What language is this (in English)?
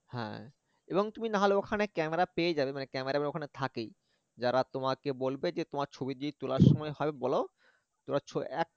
Bangla